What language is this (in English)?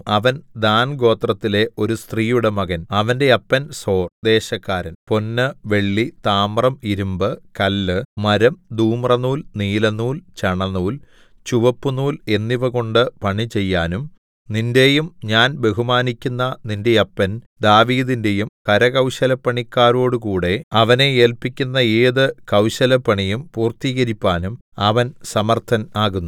Malayalam